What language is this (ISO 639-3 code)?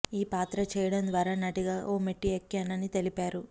tel